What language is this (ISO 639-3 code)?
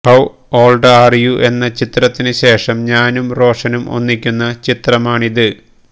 mal